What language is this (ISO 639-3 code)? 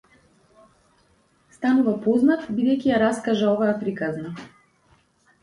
mkd